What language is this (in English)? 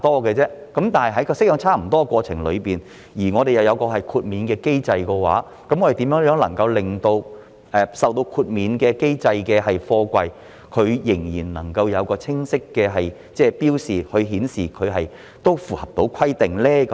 Cantonese